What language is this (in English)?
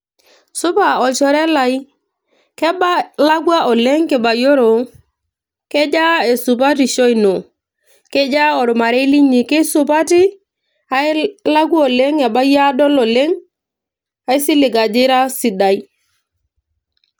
Masai